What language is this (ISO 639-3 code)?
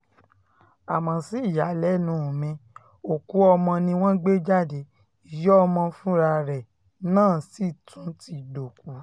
yor